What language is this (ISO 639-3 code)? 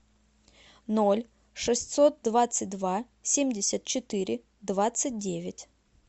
rus